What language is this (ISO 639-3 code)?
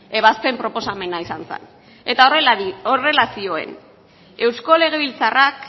eus